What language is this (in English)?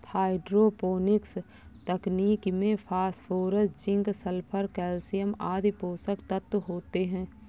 Hindi